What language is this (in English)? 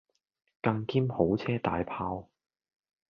Cantonese